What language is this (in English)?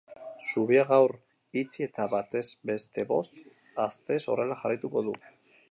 Basque